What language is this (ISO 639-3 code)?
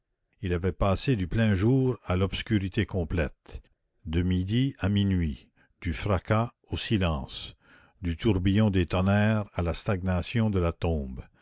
fra